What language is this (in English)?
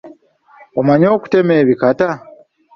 Ganda